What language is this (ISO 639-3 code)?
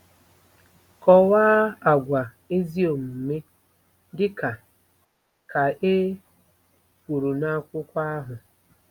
ibo